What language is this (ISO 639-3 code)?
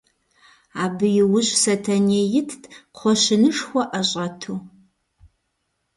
kbd